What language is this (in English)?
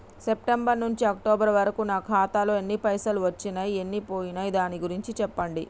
Telugu